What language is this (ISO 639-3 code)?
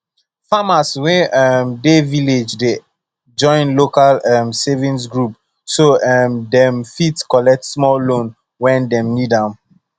pcm